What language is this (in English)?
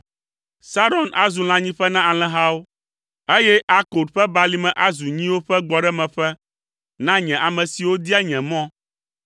Ewe